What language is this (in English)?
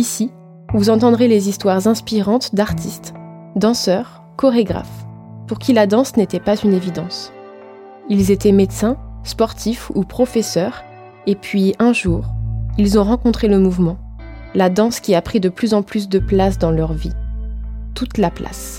French